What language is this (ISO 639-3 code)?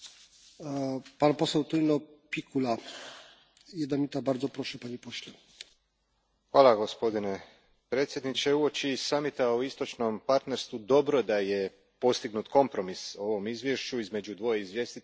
hrv